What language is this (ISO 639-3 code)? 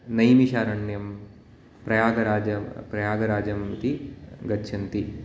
san